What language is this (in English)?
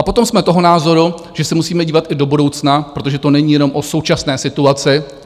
Czech